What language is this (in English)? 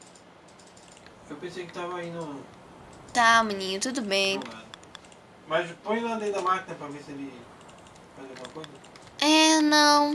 Portuguese